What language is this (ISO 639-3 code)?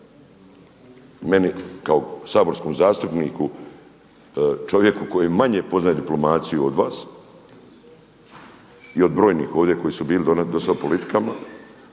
hrv